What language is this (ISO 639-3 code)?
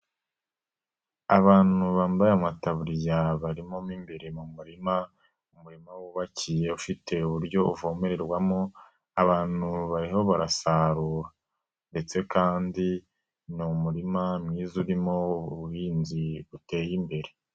kin